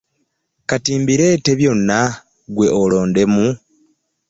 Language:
Ganda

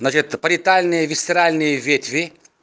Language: Russian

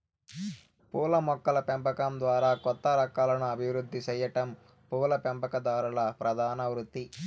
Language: Telugu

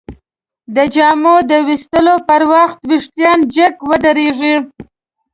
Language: Pashto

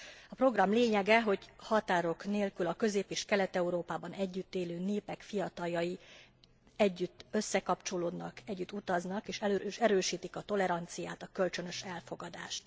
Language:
Hungarian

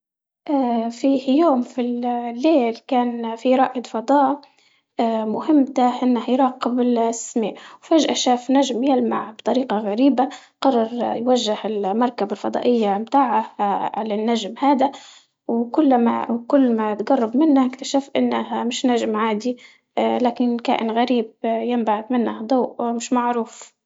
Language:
Libyan Arabic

